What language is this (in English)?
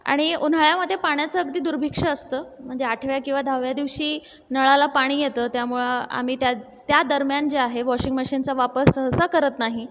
Marathi